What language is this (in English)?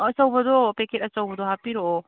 Manipuri